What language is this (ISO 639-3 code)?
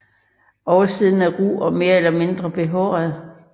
dan